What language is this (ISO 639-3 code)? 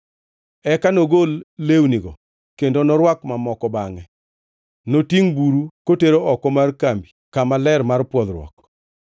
luo